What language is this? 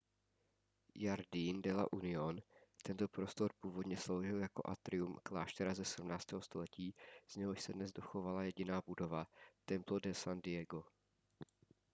Czech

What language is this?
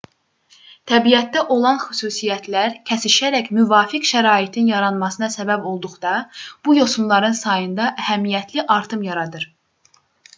Azerbaijani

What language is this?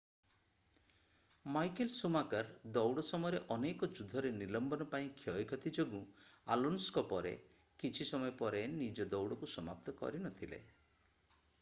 Odia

